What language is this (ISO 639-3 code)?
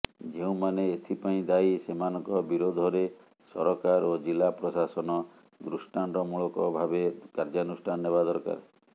ori